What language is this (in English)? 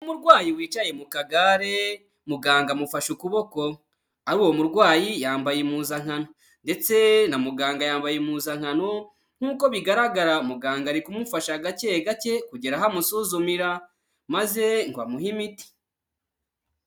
Kinyarwanda